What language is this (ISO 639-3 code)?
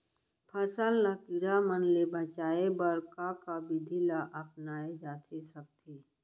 hne